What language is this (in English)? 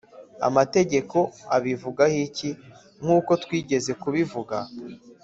Kinyarwanda